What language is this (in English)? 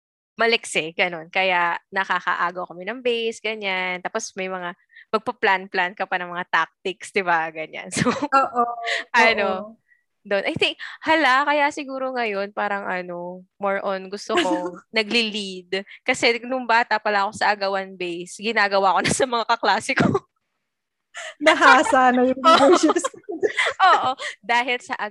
Filipino